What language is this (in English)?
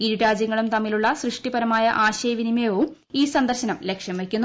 Malayalam